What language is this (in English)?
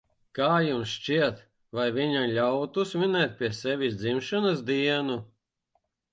Latvian